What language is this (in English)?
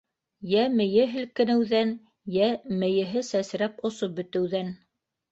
Bashkir